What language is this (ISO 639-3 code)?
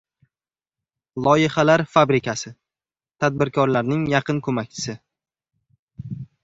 uzb